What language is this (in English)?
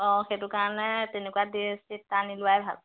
Assamese